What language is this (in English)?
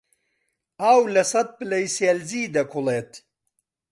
Central Kurdish